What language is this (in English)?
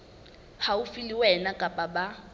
Southern Sotho